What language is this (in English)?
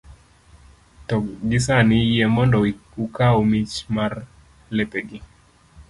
Luo (Kenya and Tanzania)